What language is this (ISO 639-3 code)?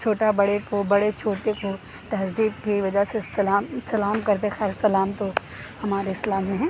urd